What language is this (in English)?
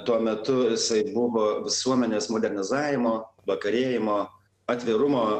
Lithuanian